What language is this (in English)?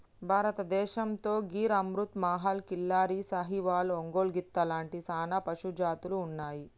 Telugu